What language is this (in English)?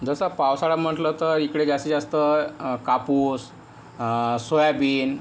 Marathi